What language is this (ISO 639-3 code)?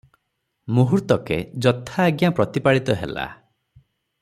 ori